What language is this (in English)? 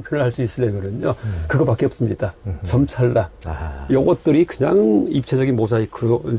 Korean